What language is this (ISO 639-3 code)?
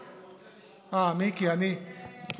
heb